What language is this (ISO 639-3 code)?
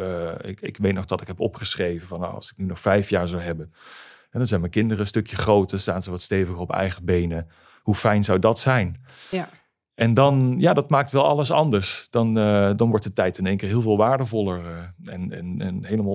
nld